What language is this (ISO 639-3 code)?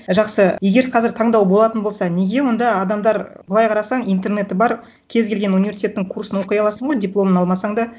kaz